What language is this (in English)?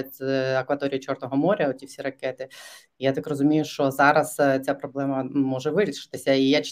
Ukrainian